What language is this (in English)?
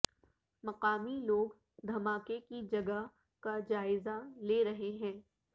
Urdu